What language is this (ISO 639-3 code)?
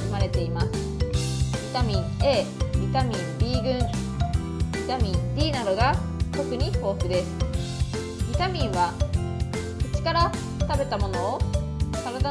jpn